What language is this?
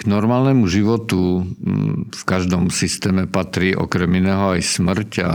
Czech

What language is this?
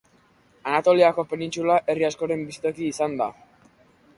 Basque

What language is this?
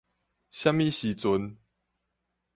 Min Nan Chinese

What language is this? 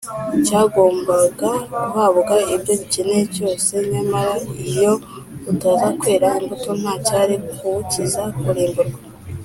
Kinyarwanda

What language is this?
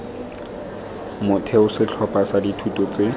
Tswana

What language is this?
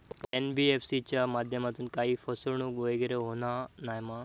Marathi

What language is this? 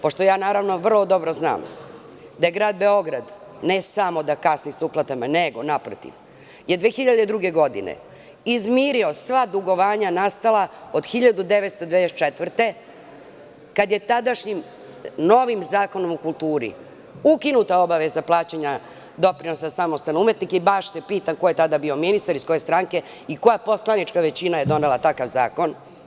Serbian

